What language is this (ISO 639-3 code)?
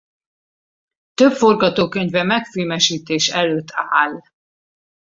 hun